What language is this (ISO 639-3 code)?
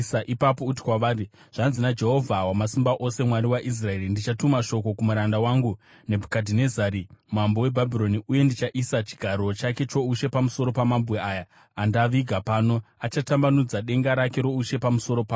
sna